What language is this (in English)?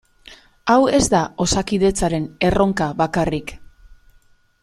Basque